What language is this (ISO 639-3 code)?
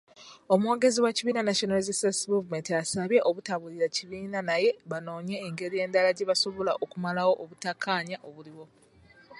lug